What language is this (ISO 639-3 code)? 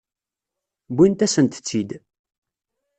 kab